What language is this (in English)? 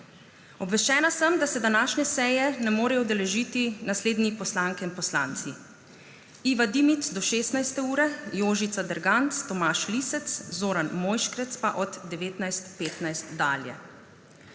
Slovenian